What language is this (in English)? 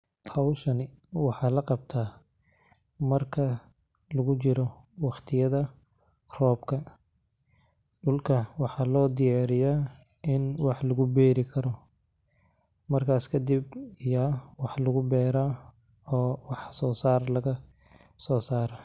Somali